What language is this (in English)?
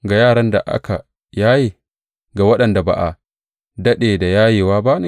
Hausa